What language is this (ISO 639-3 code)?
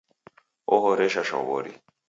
dav